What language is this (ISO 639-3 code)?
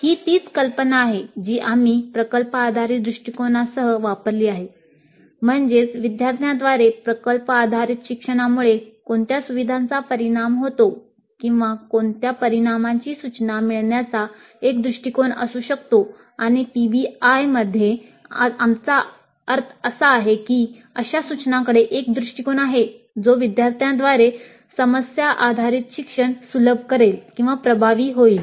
mar